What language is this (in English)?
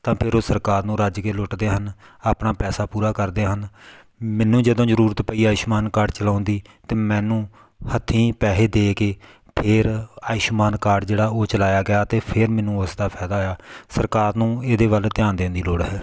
Punjabi